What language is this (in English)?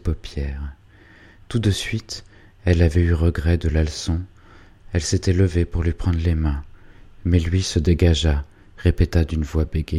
French